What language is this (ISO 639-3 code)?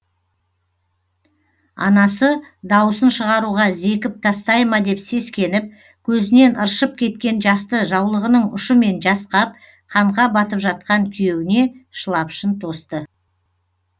kaz